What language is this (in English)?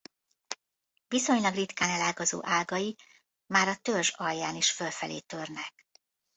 Hungarian